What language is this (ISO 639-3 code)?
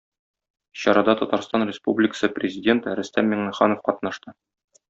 tat